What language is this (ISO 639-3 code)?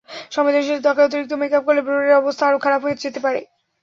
ben